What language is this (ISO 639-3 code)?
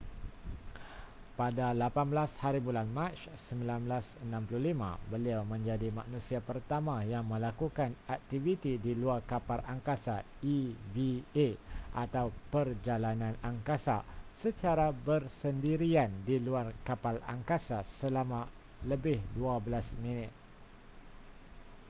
msa